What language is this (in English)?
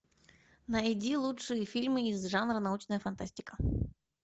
Russian